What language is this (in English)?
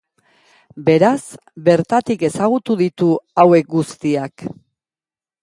Basque